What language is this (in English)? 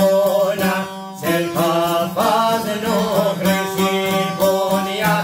Romanian